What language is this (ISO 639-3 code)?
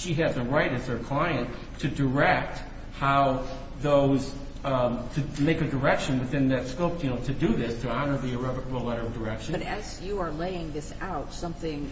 eng